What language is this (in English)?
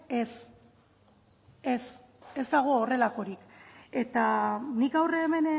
Basque